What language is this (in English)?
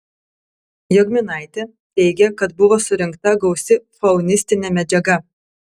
Lithuanian